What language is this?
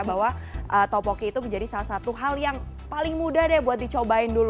Indonesian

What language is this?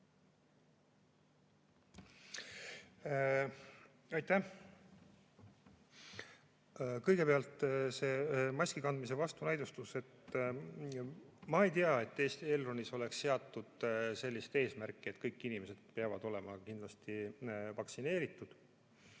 Estonian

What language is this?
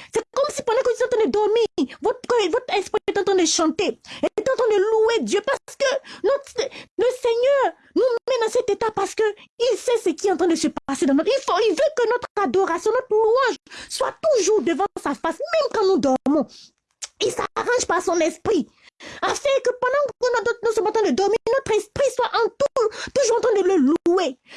French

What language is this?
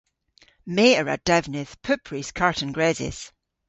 Cornish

